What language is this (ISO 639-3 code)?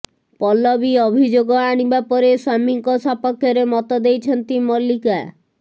ori